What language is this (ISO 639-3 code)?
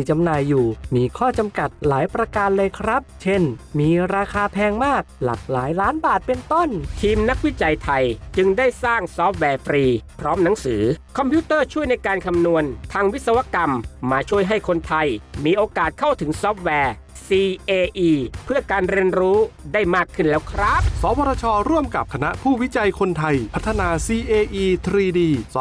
tha